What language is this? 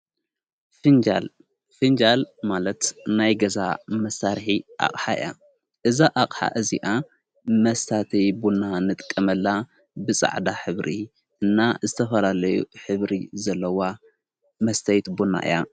Tigrinya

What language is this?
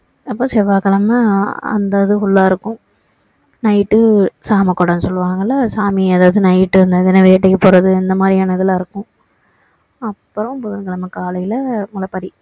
Tamil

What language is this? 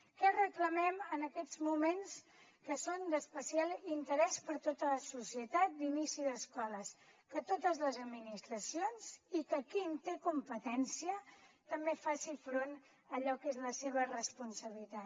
Catalan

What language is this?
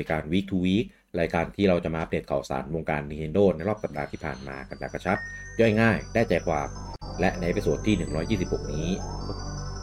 Thai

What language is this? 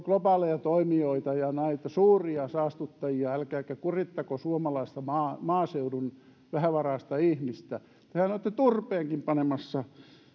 Finnish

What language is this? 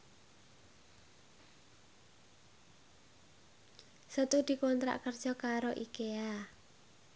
Javanese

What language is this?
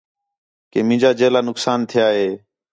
Khetrani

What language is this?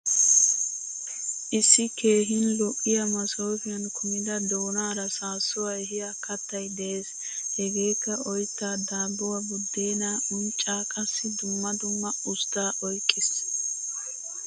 Wolaytta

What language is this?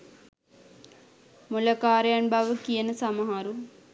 Sinhala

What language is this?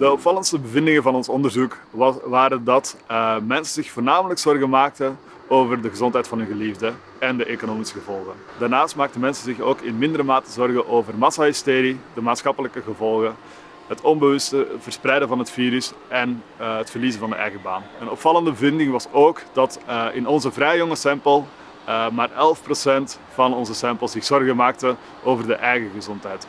Dutch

